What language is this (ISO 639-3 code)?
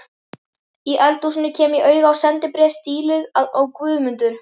isl